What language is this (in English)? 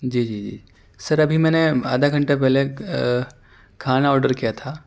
Urdu